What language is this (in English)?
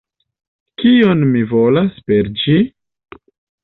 Esperanto